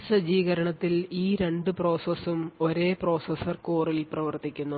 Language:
Malayalam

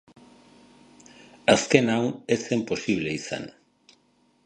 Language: Basque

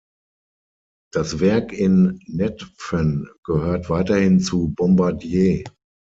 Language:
German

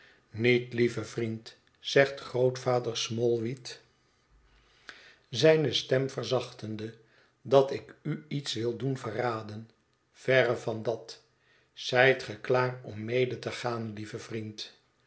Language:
Dutch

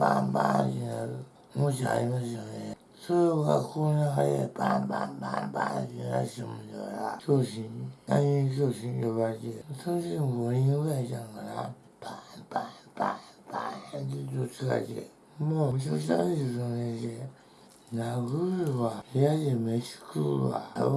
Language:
Japanese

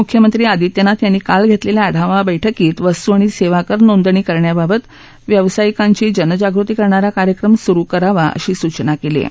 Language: Marathi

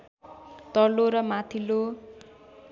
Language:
Nepali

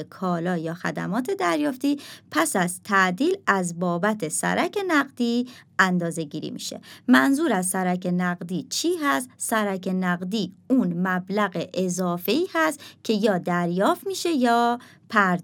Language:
Persian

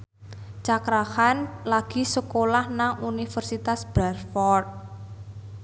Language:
Javanese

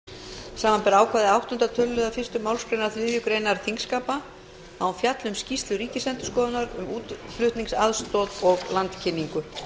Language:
Icelandic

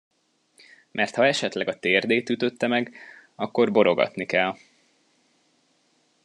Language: Hungarian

